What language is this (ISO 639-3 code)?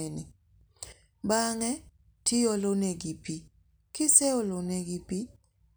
luo